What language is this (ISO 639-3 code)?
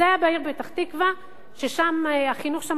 heb